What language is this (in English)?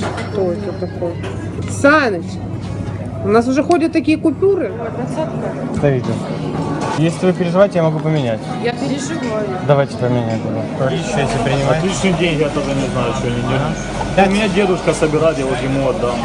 Russian